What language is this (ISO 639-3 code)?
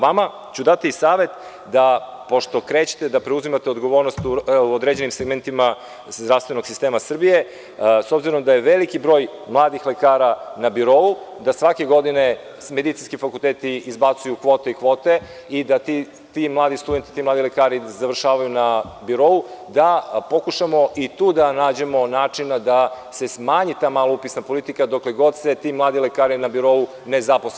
srp